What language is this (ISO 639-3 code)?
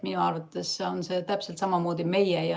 est